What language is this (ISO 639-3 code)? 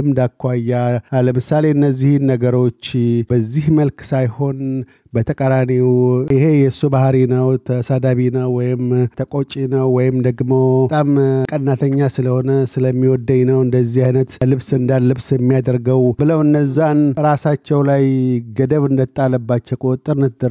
amh